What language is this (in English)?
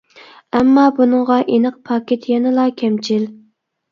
Uyghur